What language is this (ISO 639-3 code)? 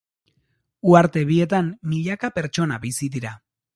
eus